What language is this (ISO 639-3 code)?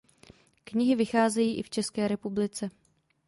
ces